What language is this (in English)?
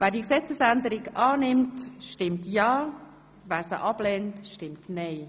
Swiss German